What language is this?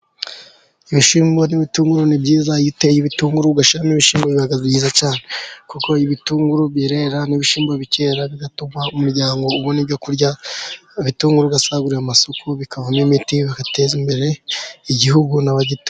Kinyarwanda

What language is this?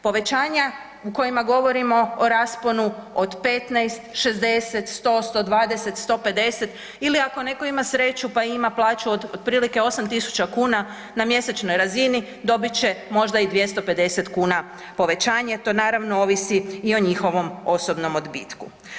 Croatian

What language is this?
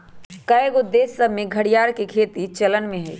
Magahi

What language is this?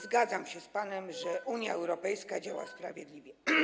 Polish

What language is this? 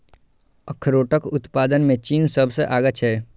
Maithili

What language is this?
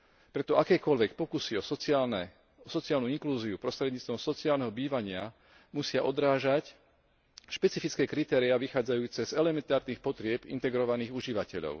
Slovak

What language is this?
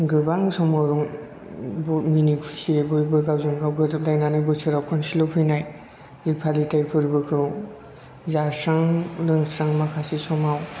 Bodo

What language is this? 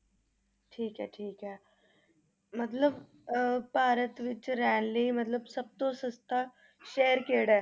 Punjabi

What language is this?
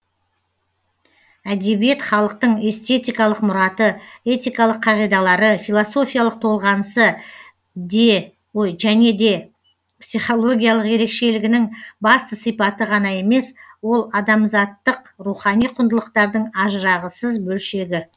Kazakh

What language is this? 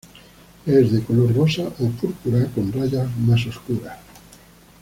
Spanish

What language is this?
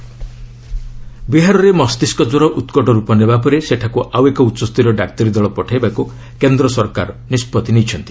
Odia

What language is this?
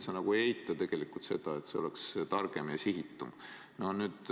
Estonian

